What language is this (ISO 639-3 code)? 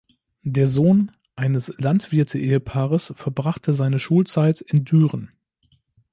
deu